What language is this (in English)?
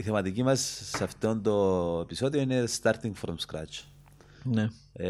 Greek